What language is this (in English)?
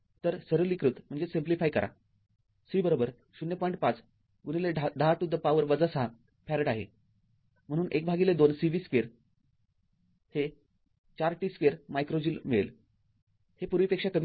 Marathi